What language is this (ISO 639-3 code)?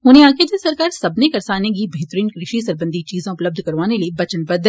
doi